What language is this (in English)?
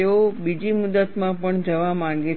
Gujarati